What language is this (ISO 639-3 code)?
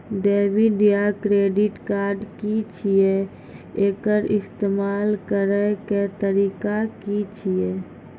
mai